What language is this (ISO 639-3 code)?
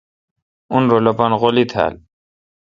xka